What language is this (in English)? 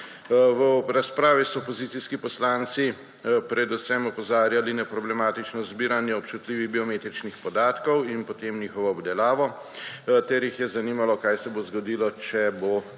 Slovenian